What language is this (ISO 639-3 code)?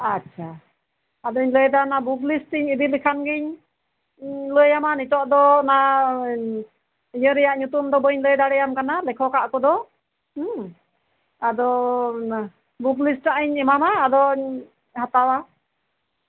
sat